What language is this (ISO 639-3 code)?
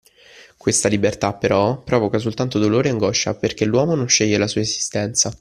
ita